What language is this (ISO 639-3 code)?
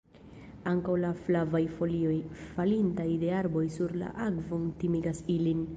epo